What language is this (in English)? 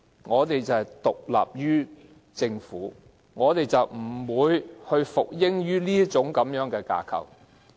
Cantonese